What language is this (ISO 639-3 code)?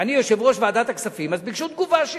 heb